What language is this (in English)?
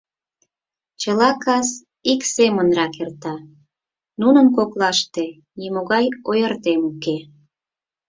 Mari